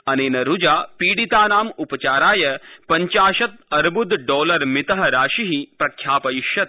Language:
Sanskrit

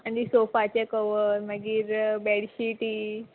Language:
Konkani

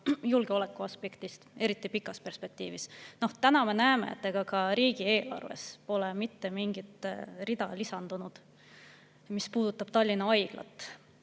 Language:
Estonian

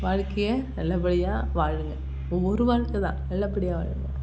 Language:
Tamil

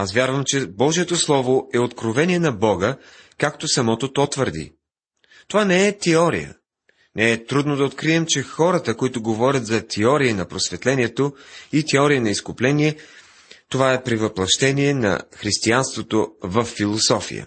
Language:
Bulgarian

